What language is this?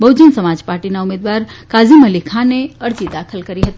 Gujarati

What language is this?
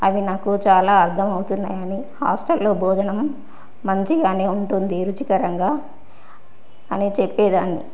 Telugu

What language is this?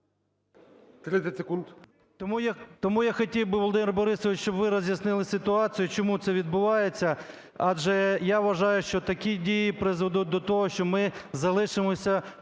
Ukrainian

